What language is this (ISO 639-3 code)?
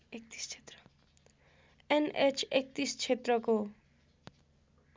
nep